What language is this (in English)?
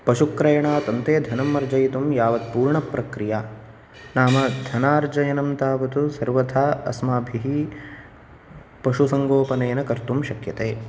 Sanskrit